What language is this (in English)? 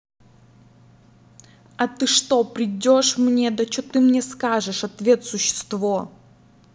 Russian